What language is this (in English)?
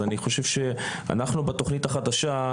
Hebrew